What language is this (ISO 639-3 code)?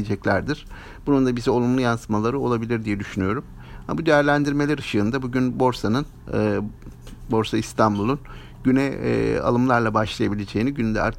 tur